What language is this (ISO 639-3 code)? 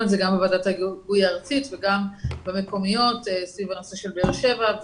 heb